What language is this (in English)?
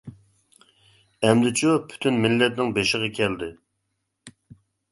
Uyghur